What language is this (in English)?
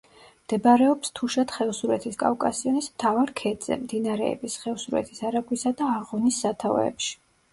Georgian